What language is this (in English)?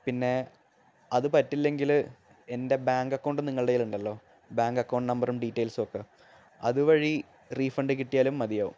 Malayalam